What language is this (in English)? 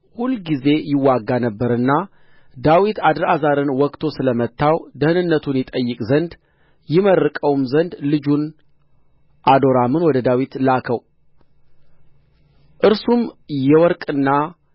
Amharic